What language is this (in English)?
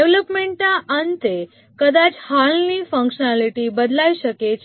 Gujarati